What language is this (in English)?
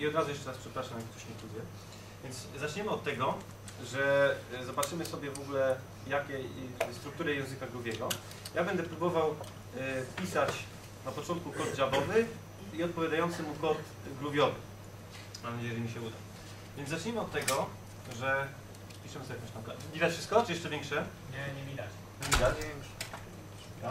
Polish